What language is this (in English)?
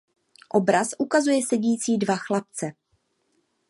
Czech